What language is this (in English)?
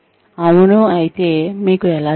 Telugu